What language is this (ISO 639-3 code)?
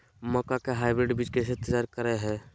mag